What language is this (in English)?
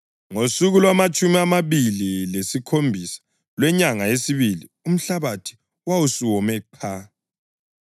North Ndebele